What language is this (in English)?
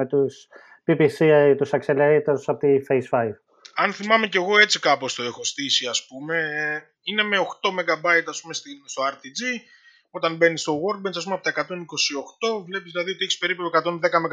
Greek